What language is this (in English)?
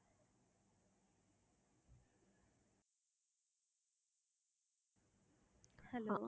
Tamil